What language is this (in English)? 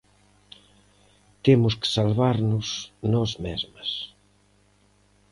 Galician